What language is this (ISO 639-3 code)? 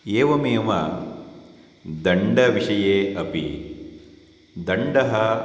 san